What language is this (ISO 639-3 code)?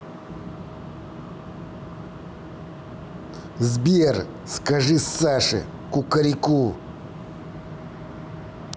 rus